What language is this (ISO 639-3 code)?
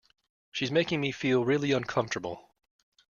eng